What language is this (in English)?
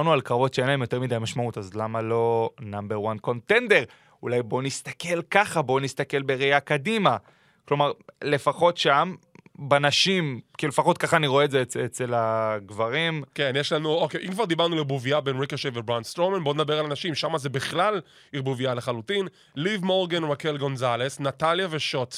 Hebrew